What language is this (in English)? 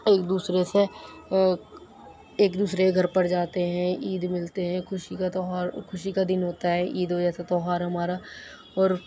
Urdu